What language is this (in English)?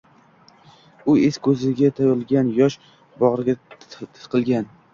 Uzbek